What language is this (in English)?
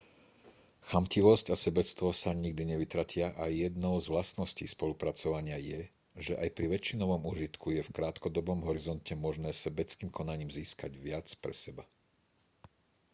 Slovak